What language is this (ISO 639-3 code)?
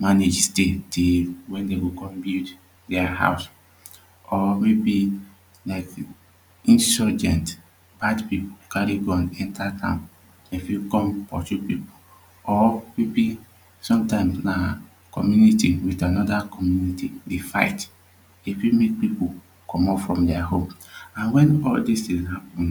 pcm